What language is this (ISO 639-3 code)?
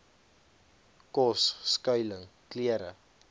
afr